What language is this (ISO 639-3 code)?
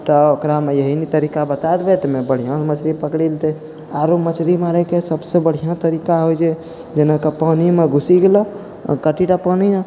mai